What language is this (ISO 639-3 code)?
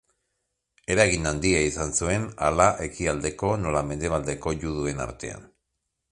eus